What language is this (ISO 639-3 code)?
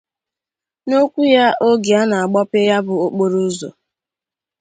ibo